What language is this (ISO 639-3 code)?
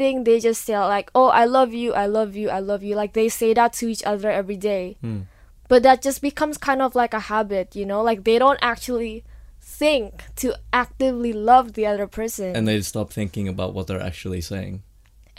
eng